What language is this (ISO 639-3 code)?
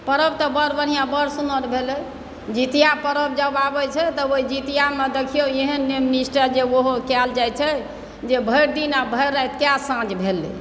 mai